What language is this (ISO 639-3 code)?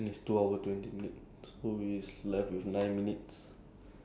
eng